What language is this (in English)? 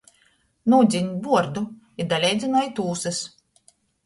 Latgalian